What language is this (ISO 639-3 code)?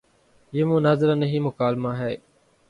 urd